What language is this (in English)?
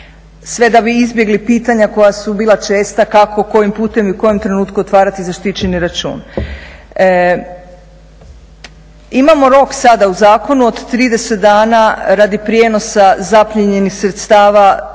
Croatian